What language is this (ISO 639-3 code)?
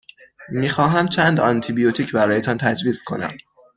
fas